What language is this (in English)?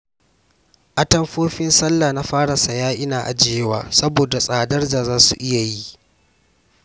Hausa